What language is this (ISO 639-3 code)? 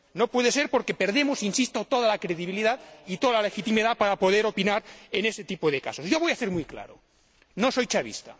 spa